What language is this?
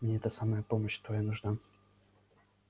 Russian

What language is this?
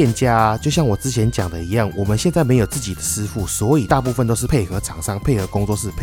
Chinese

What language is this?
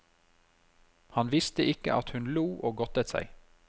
Norwegian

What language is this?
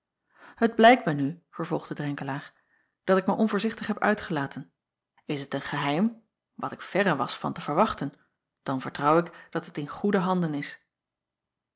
Dutch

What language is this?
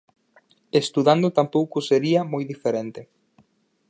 Galician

